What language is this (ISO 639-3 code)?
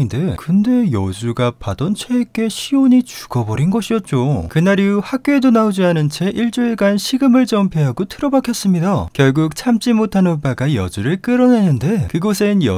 kor